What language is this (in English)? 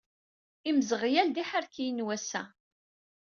Kabyle